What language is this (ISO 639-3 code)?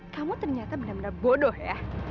ind